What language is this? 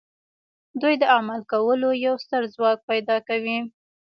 Pashto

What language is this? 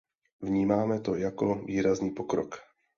Czech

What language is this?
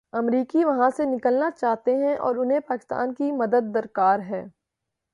Urdu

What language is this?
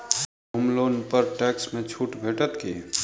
Maithili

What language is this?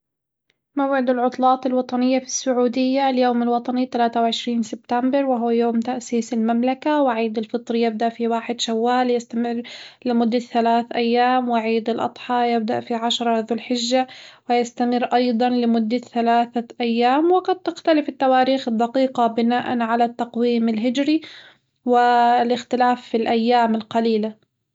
Hijazi Arabic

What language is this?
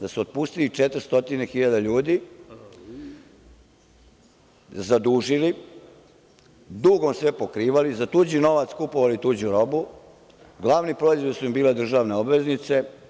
Serbian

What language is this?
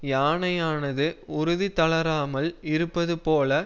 Tamil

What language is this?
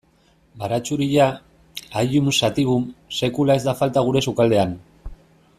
Basque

